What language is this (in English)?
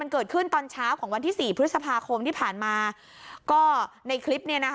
Thai